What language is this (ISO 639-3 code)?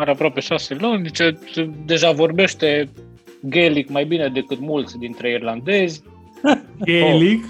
ron